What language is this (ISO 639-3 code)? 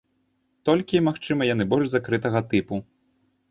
bel